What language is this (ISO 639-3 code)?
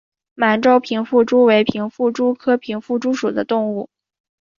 zho